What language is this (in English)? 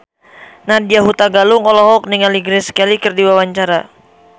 Sundanese